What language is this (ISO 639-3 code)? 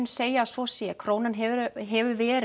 isl